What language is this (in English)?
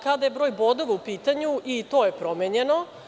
Serbian